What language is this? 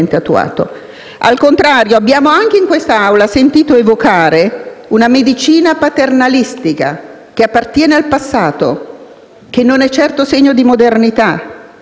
Italian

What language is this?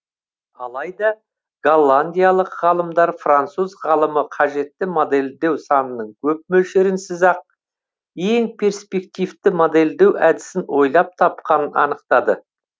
Kazakh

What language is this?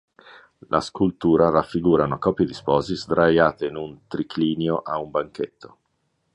Italian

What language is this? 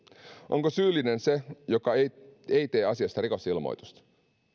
Finnish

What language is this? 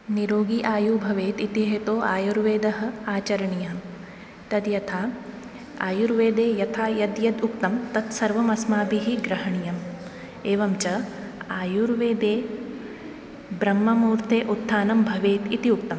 Sanskrit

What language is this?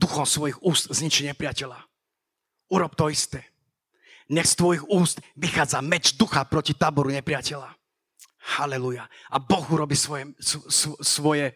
Slovak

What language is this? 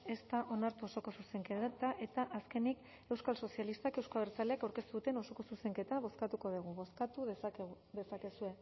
Basque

